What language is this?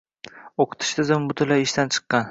Uzbek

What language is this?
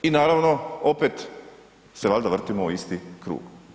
Croatian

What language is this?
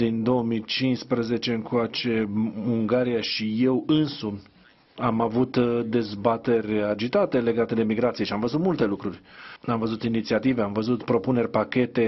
Romanian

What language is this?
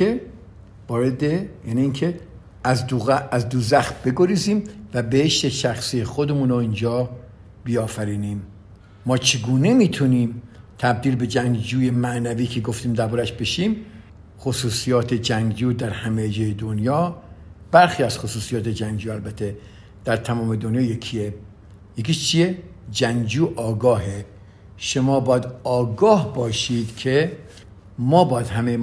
Persian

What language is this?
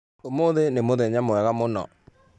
Kikuyu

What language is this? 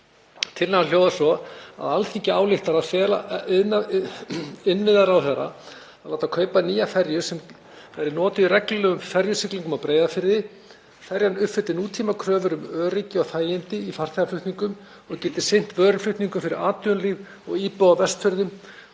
Icelandic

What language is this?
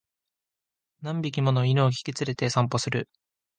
Japanese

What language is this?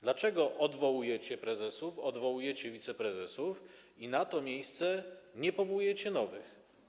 Polish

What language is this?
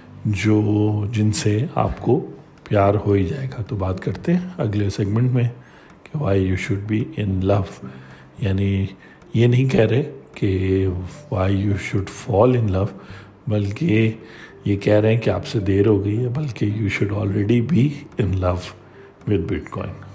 Urdu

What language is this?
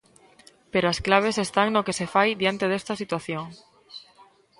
Galician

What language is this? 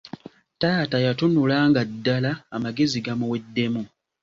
Ganda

